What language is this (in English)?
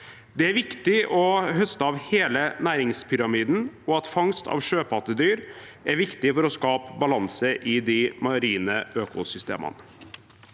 Norwegian